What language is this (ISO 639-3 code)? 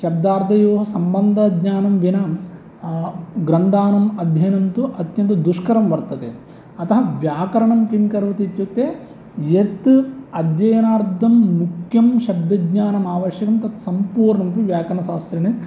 san